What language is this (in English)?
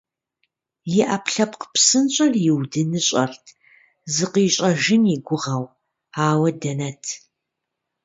Kabardian